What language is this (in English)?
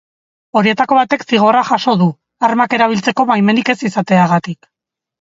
Basque